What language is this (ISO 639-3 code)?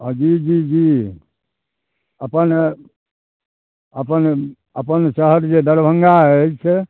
mai